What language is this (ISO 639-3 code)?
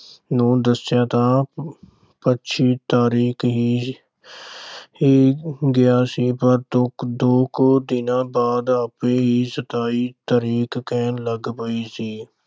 pan